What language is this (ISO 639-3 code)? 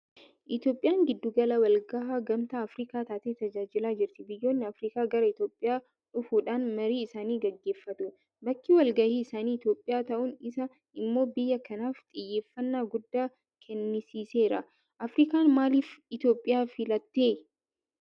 orm